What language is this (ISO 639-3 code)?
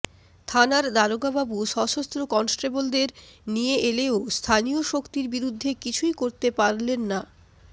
ben